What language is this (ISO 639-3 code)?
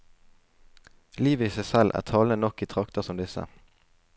nor